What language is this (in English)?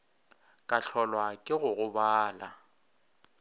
Northern Sotho